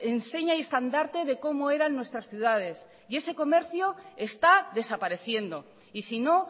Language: Spanish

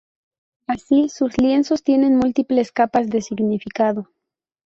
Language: Spanish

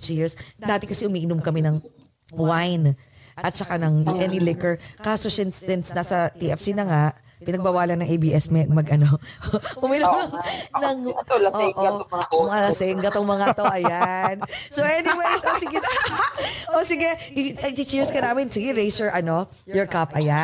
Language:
Filipino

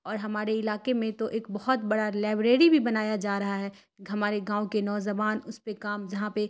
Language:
Urdu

